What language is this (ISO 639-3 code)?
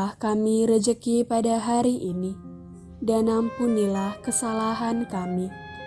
ind